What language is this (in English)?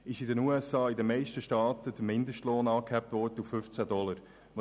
Swiss German